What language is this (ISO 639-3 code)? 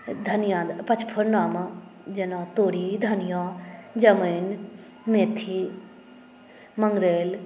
mai